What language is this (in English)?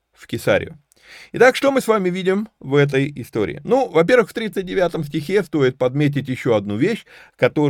Russian